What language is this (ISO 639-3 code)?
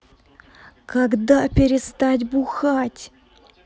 rus